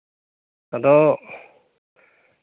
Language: Santali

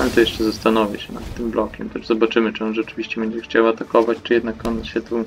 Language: Polish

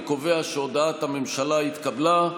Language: Hebrew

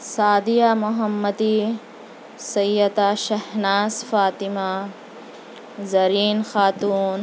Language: Urdu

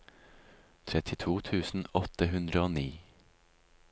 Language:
Norwegian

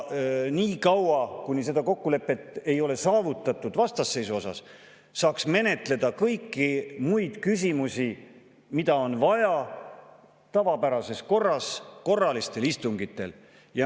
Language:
Estonian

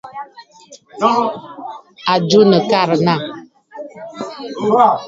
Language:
Bafut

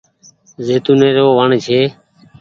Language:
Goaria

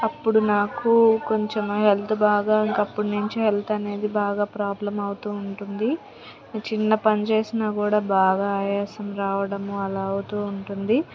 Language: Telugu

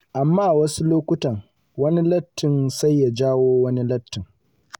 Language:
Hausa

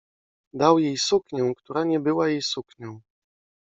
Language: Polish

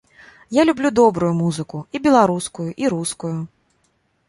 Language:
Belarusian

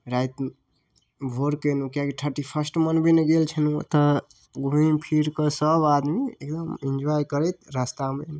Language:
Maithili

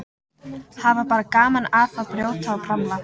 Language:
Icelandic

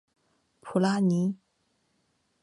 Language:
Chinese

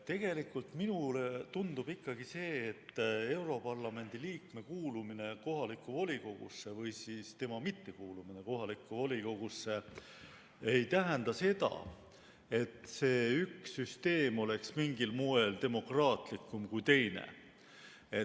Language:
Estonian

